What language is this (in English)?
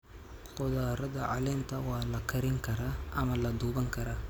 Somali